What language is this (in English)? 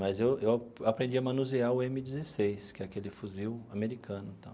Portuguese